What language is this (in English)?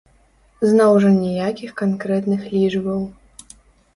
Belarusian